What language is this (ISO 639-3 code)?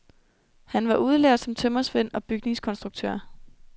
dan